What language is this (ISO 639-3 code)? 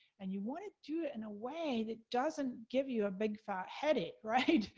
eng